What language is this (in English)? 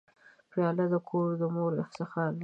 Pashto